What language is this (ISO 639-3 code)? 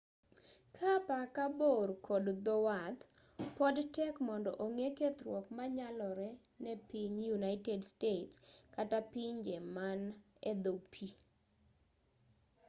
luo